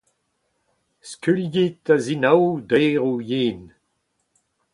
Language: Breton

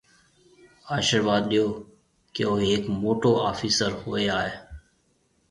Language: Marwari (Pakistan)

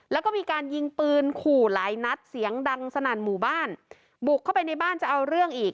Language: Thai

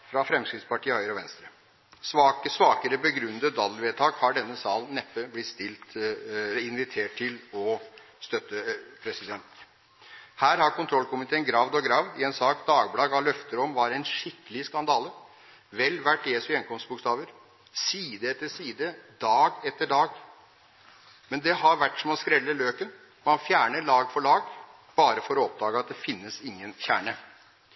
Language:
Norwegian Bokmål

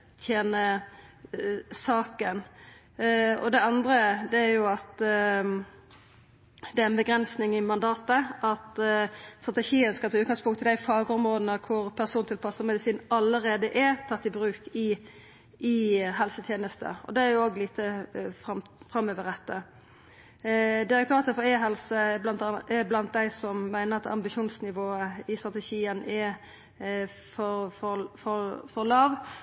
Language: Norwegian Nynorsk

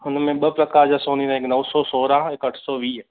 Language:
Sindhi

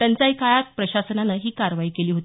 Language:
Marathi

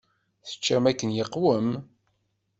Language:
Kabyle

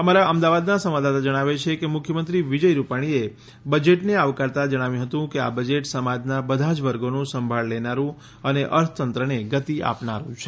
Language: Gujarati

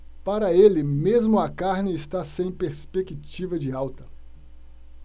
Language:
Portuguese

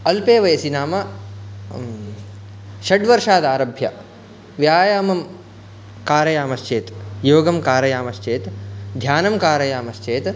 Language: Sanskrit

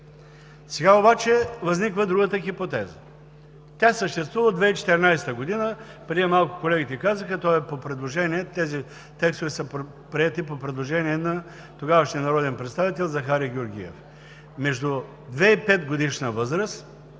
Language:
Bulgarian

